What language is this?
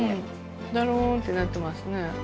Japanese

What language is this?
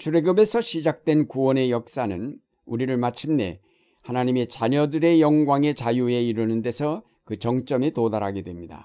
Korean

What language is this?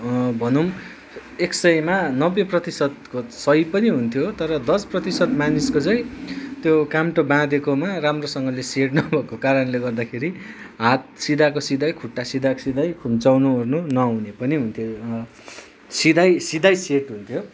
Nepali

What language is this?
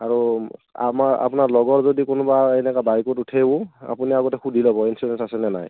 Assamese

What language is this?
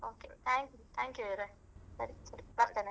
Kannada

